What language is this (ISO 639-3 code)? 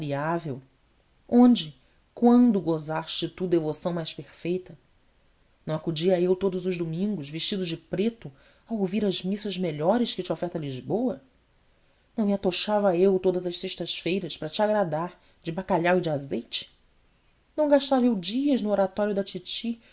por